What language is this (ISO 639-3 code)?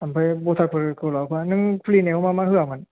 brx